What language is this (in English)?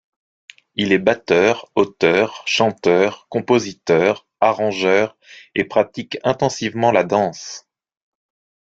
French